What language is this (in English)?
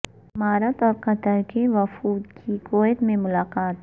Urdu